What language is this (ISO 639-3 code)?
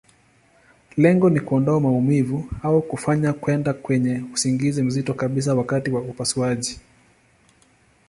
swa